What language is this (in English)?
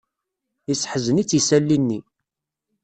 Kabyle